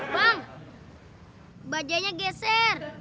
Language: Indonesian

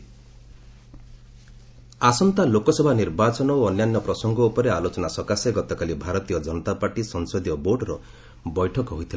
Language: Odia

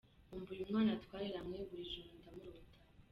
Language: Kinyarwanda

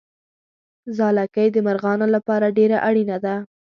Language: Pashto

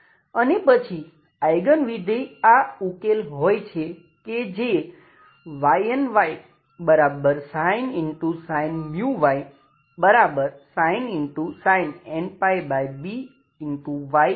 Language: Gujarati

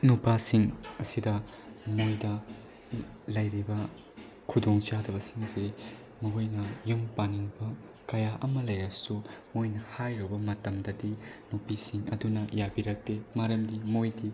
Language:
Manipuri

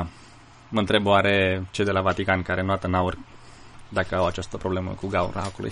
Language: Romanian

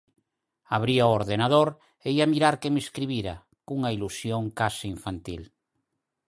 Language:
Galician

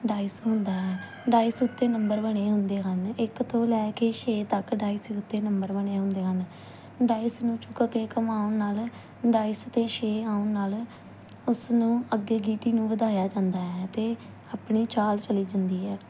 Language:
Punjabi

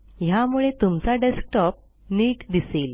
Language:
Marathi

